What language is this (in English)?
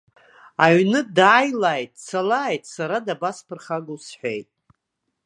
Abkhazian